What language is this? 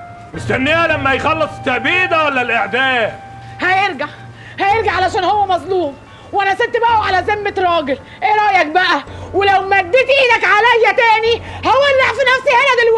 Arabic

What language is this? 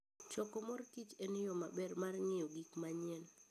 Luo (Kenya and Tanzania)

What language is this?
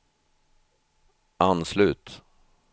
Swedish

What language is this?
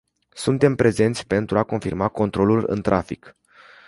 Romanian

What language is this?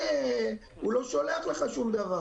Hebrew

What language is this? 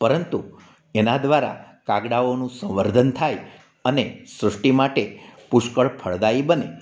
Gujarati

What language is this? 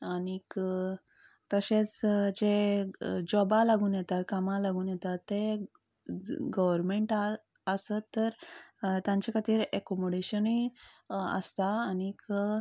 Konkani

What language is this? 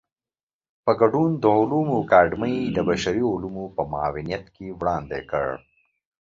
Pashto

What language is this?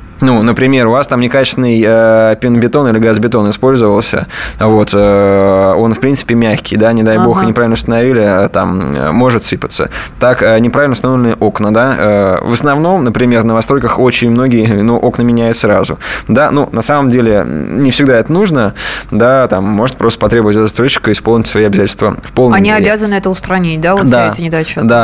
Russian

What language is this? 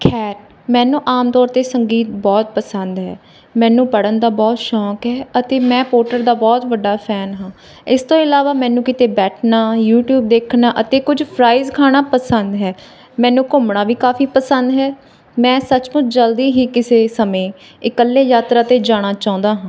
Punjabi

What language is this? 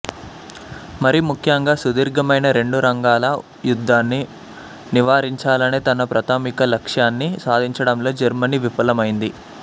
Telugu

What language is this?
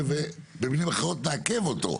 Hebrew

